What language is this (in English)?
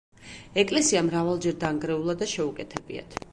Georgian